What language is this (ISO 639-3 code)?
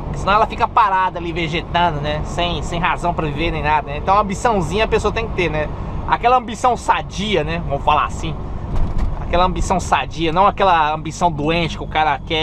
por